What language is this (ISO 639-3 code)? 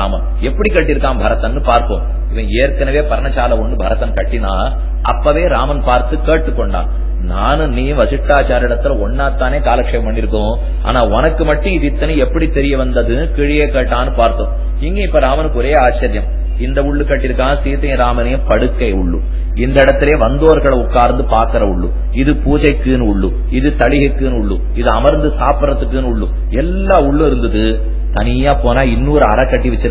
ara